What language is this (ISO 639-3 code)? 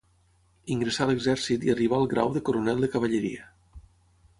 cat